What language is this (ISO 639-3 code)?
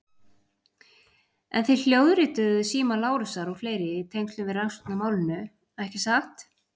isl